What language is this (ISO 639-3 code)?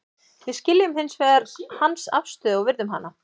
isl